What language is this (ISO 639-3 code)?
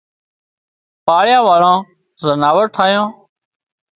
kxp